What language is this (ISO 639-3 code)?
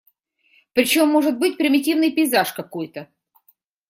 rus